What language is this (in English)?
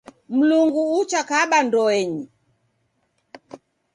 Taita